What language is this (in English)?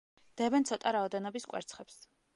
Georgian